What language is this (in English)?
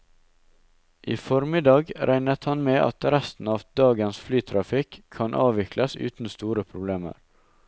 Norwegian